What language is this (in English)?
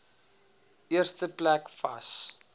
Afrikaans